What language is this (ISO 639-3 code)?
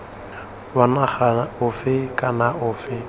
tsn